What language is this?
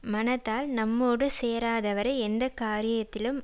Tamil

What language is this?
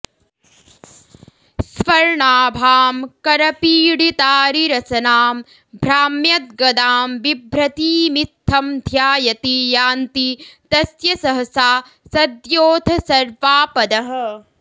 Sanskrit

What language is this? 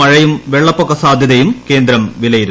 Malayalam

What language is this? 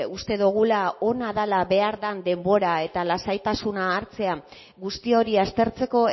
Basque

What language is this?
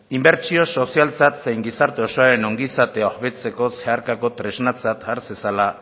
Basque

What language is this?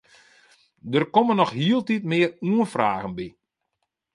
Western Frisian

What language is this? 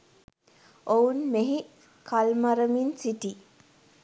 Sinhala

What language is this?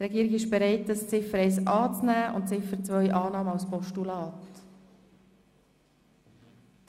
Swiss German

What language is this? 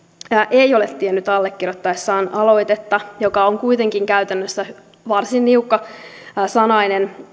Finnish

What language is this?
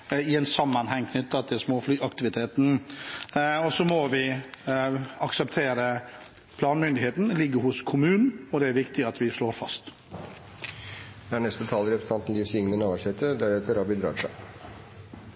Norwegian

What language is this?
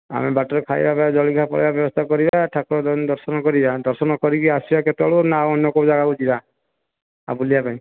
Odia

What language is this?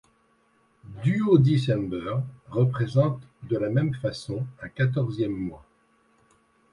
French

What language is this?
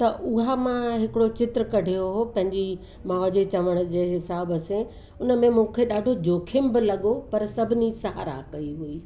Sindhi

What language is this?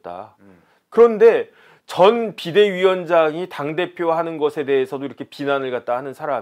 Korean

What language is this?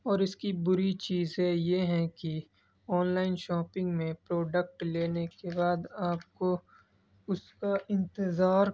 Urdu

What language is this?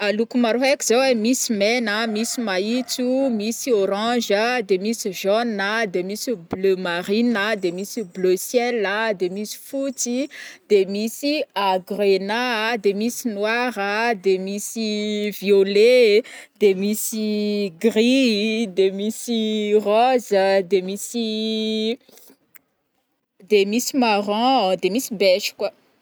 Northern Betsimisaraka Malagasy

